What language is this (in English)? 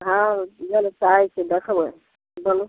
Maithili